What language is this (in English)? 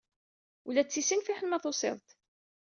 Kabyle